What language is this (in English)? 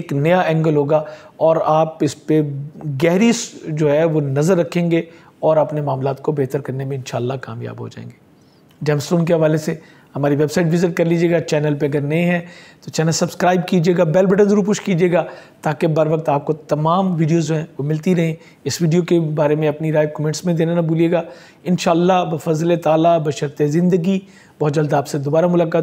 Hindi